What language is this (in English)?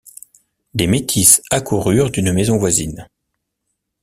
French